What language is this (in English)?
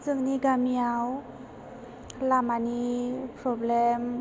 Bodo